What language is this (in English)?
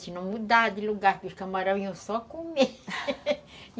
Portuguese